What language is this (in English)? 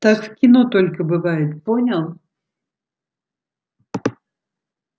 Russian